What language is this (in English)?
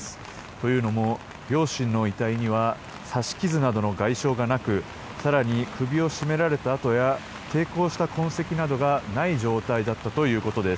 Japanese